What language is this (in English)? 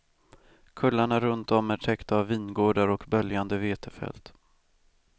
Swedish